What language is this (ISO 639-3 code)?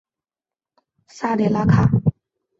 zho